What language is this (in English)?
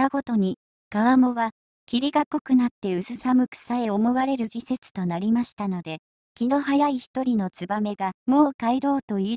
Japanese